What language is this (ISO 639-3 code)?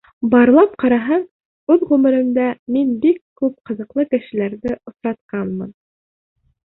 bak